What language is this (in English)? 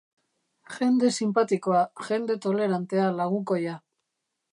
Basque